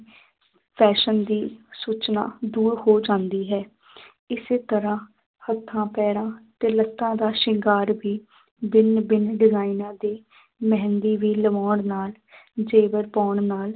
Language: Punjabi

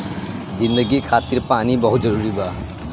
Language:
Bhojpuri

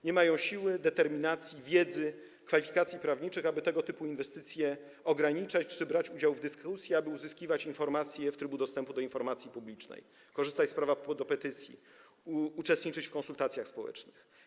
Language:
Polish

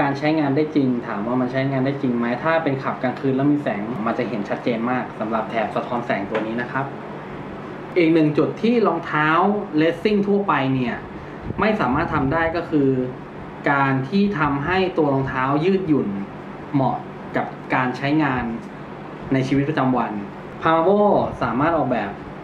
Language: Thai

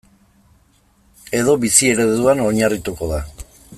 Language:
Basque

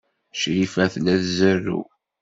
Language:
Kabyle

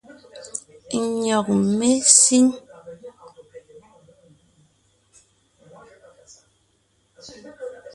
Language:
Ngiemboon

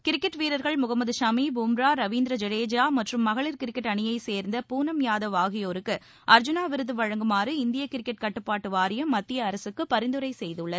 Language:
Tamil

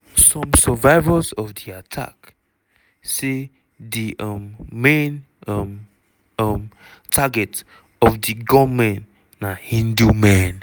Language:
Nigerian Pidgin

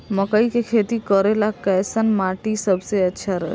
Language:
Bhojpuri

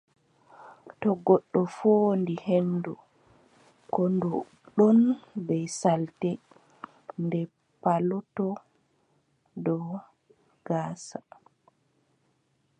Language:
Adamawa Fulfulde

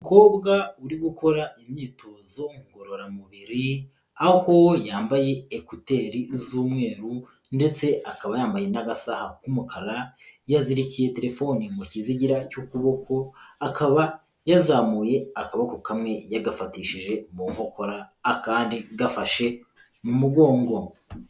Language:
Kinyarwanda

